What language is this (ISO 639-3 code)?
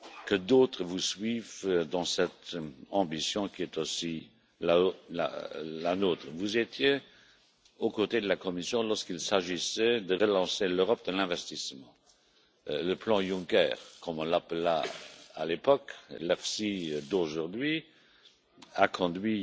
fra